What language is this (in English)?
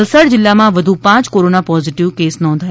Gujarati